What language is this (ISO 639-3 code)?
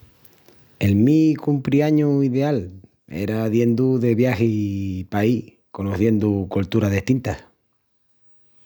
ext